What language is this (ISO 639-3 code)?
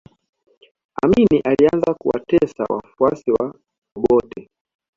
swa